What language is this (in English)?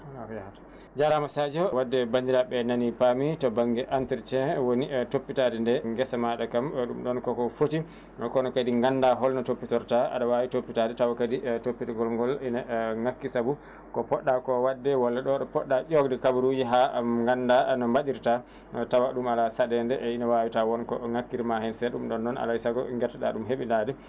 Fula